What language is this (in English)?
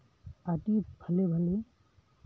Santali